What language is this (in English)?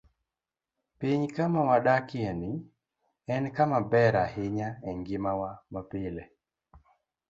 Luo (Kenya and Tanzania)